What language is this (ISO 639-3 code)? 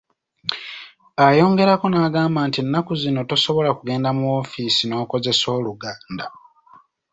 lug